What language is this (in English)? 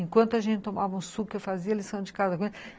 Portuguese